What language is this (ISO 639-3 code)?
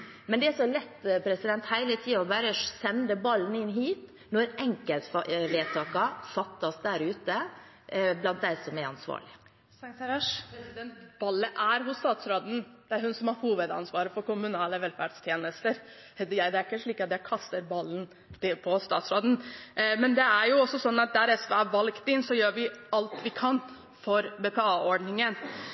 nob